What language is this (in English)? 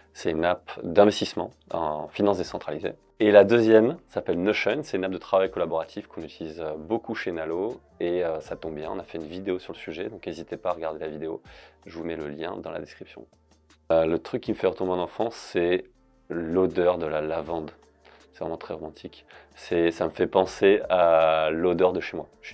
French